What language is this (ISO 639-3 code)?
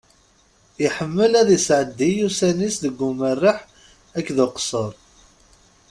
kab